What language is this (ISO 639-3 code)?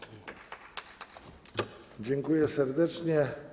pol